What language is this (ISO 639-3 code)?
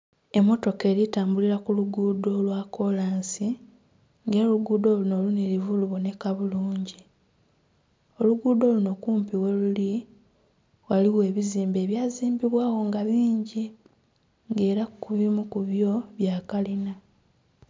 xog